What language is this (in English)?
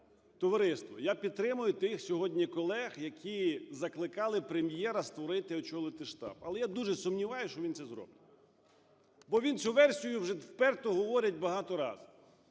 Ukrainian